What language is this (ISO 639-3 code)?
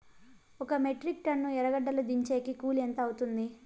tel